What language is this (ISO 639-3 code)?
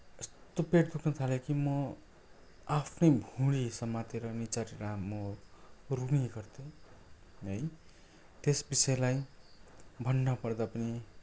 nep